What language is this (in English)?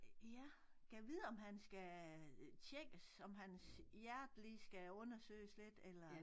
Danish